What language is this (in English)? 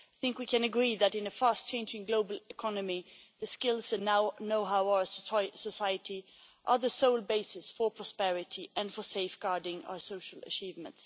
English